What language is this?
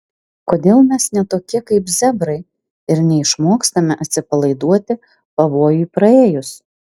Lithuanian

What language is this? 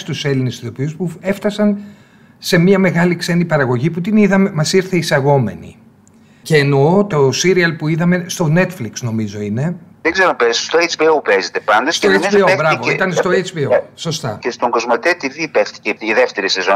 Greek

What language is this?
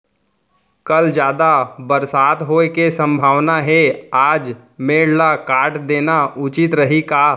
Chhattisgarhi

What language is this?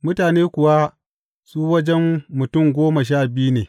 Hausa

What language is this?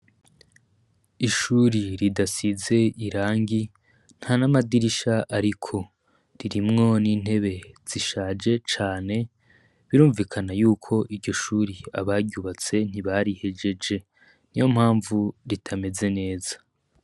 Rundi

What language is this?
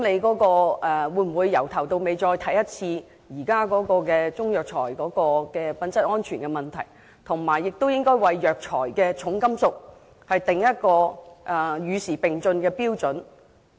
Cantonese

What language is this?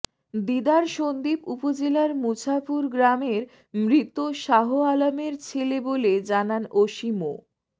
Bangla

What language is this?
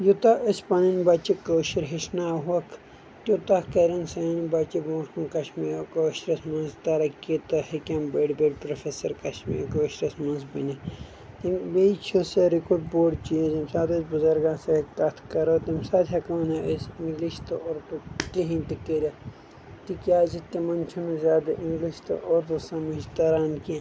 Kashmiri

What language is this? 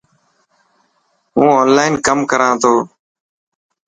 Dhatki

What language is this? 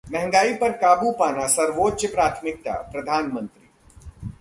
Hindi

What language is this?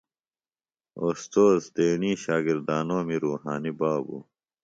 Phalura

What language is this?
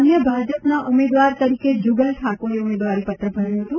Gujarati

